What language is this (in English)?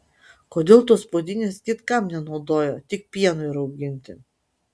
Lithuanian